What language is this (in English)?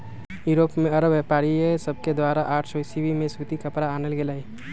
Magahi